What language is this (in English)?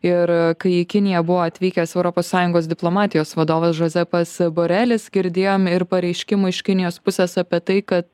Lithuanian